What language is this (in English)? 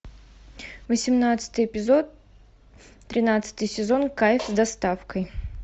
Russian